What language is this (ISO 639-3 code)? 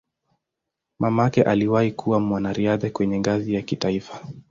swa